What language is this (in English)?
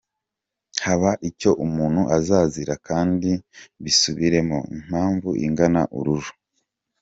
Kinyarwanda